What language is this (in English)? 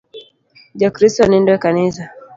Luo (Kenya and Tanzania)